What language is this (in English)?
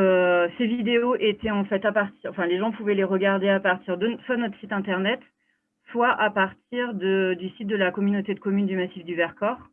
French